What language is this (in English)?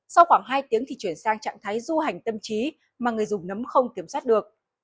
Vietnamese